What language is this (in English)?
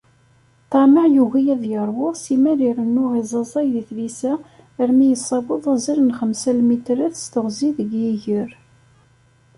Kabyle